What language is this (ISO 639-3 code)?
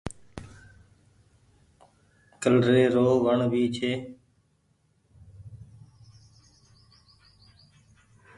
gig